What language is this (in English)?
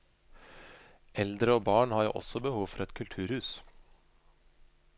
Norwegian